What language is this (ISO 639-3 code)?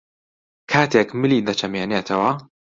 ckb